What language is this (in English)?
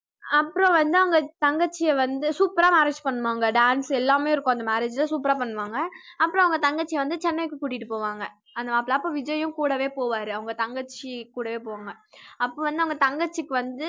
Tamil